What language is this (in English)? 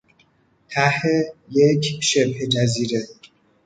Persian